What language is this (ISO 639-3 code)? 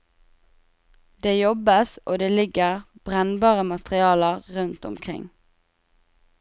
nor